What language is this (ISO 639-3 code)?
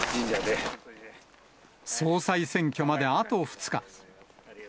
jpn